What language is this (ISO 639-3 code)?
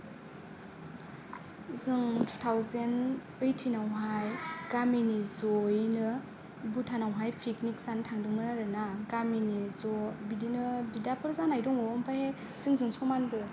brx